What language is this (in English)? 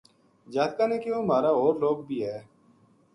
Gujari